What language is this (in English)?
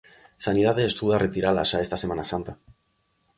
Galician